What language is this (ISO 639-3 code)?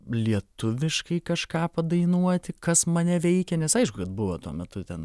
lit